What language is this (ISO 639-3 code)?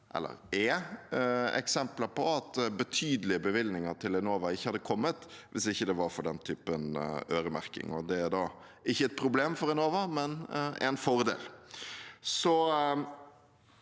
nor